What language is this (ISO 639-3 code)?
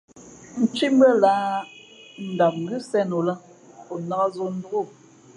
fmp